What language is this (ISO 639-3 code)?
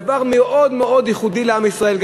heb